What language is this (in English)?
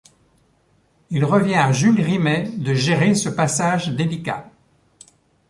French